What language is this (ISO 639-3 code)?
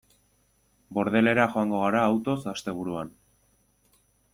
eus